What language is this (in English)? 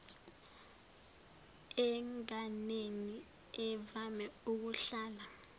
Zulu